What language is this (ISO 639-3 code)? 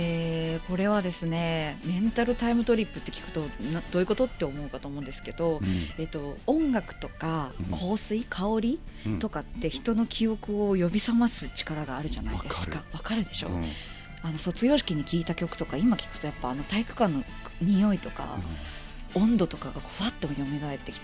jpn